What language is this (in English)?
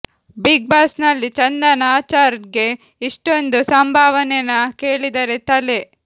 Kannada